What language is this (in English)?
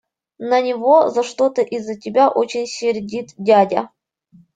Russian